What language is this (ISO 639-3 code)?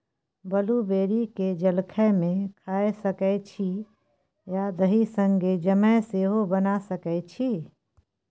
mai